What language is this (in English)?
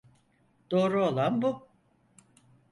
Turkish